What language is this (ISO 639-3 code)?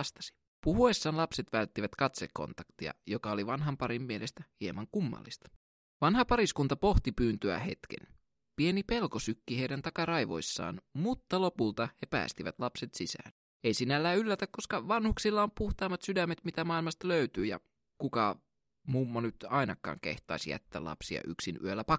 fin